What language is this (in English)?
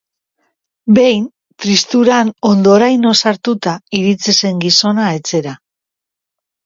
Basque